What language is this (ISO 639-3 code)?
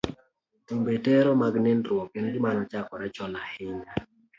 luo